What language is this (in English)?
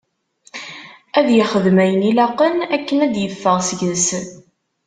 Kabyle